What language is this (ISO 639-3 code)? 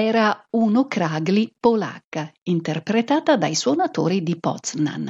ita